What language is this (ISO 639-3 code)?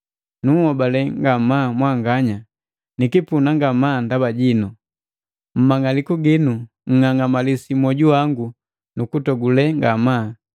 mgv